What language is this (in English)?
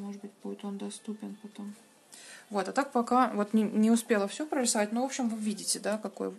Russian